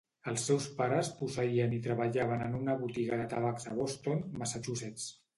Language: Catalan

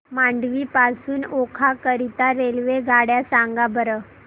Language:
Marathi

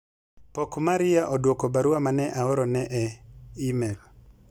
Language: Luo (Kenya and Tanzania)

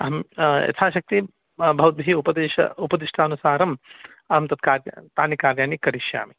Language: Sanskrit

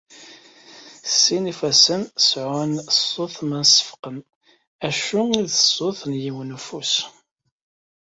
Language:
Kabyle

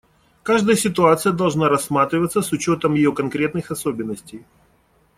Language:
Russian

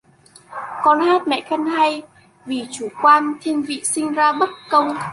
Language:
Vietnamese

